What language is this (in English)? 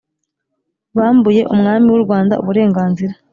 Kinyarwanda